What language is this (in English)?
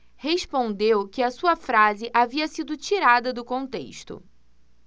Portuguese